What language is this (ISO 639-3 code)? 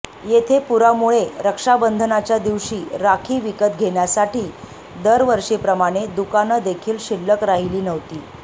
mar